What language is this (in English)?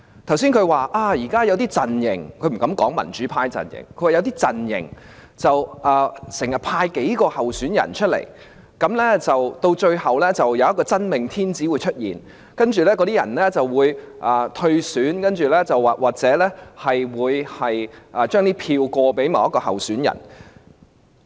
Cantonese